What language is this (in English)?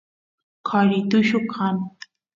Santiago del Estero Quichua